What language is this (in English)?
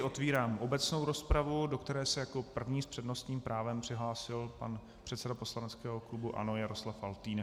Czech